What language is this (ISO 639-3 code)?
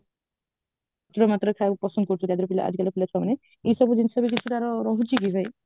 ori